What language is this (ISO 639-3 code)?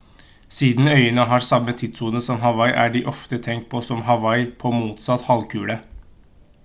nob